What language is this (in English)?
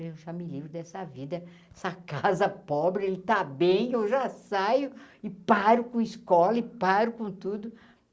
Portuguese